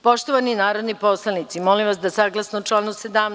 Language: Serbian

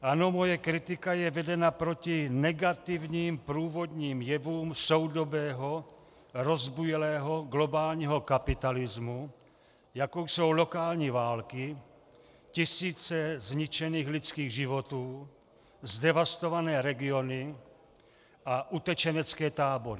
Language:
Czech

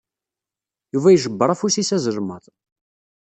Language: Kabyle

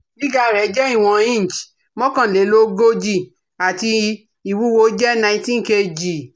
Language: Yoruba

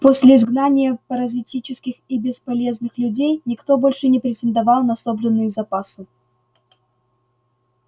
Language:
Russian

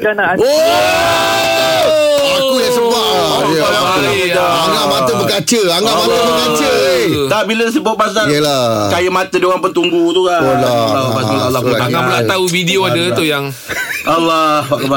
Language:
Malay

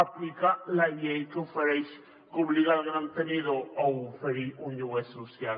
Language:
Catalan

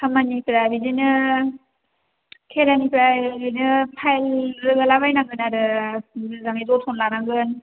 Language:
Bodo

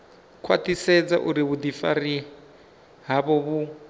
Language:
Venda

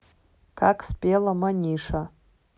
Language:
Russian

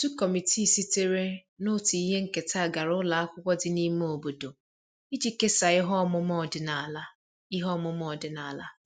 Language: Igbo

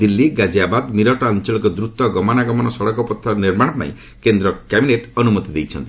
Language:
Odia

